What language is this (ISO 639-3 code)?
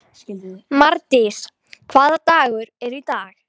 isl